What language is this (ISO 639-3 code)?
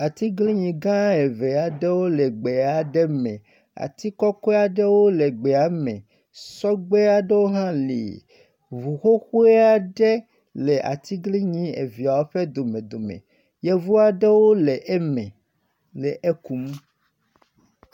ewe